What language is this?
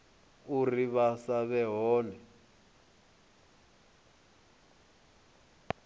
Venda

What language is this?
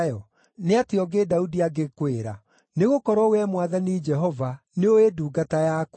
Kikuyu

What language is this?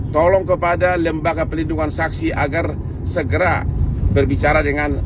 Indonesian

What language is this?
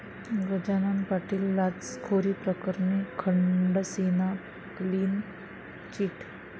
Marathi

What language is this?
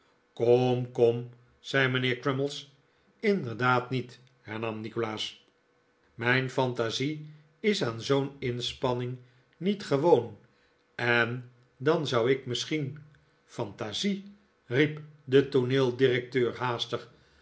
Dutch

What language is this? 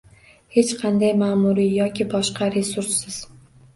Uzbek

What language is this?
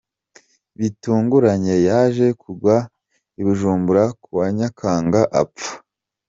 Kinyarwanda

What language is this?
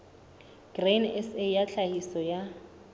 Southern Sotho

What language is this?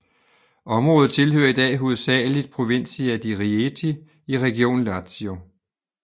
Danish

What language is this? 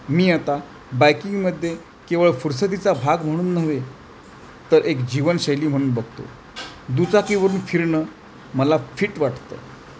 Marathi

